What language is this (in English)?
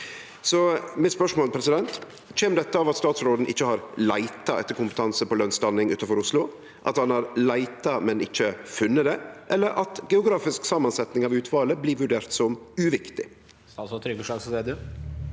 Norwegian